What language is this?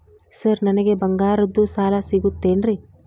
Kannada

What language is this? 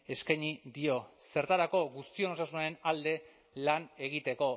Basque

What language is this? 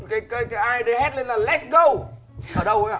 Vietnamese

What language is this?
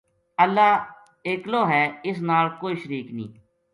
Gujari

